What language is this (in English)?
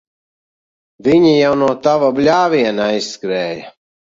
Latvian